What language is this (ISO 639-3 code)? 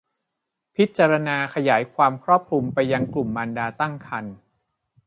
tha